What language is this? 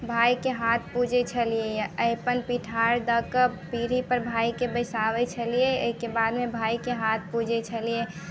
Maithili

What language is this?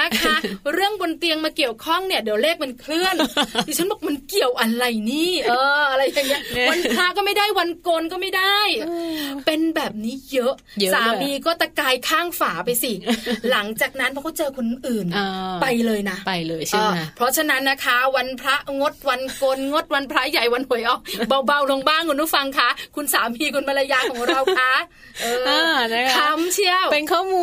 Thai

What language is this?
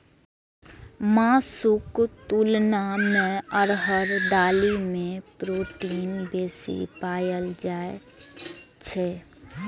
Maithili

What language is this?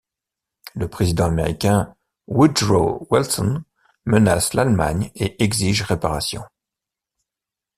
French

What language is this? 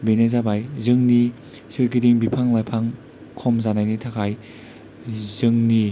Bodo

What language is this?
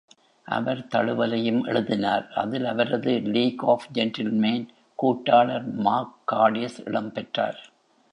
Tamil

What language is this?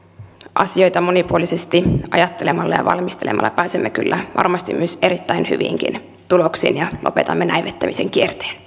Finnish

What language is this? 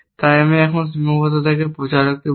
Bangla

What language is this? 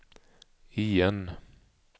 Swedish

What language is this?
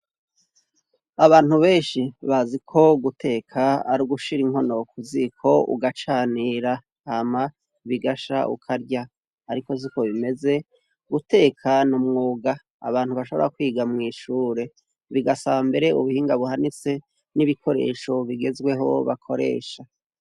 Rundi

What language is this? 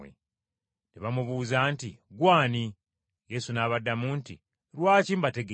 Ganda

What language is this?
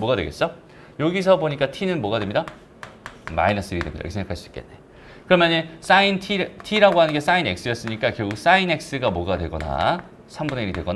Korean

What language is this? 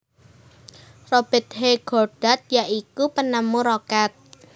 Javanese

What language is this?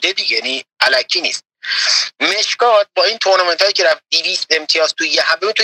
Persian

